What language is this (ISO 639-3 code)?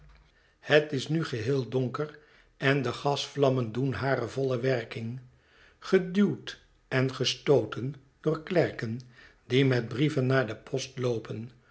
nld